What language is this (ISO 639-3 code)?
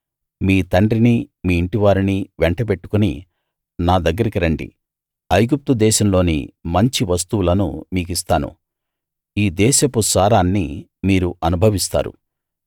tel